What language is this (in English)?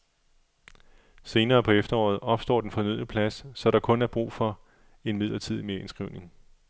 Danish